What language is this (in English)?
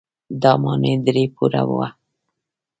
Pashto